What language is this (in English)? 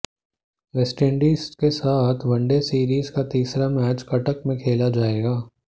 Hindi